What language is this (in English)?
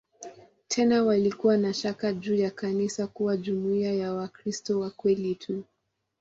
Swahili